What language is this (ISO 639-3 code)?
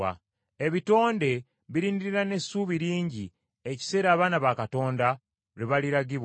lug